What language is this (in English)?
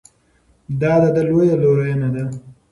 Pashto